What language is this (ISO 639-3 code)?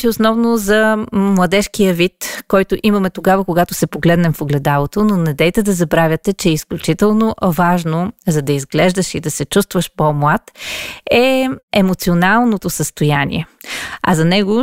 bul